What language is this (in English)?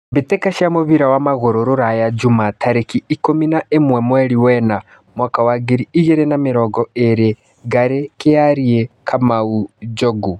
Kikuyu